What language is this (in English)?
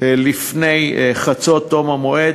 Hebrew